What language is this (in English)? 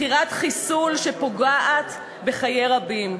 Hebrew